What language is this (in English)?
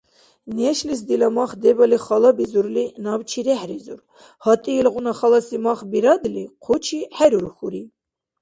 Dargwa